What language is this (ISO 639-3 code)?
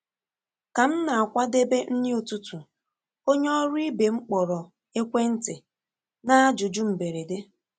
ibo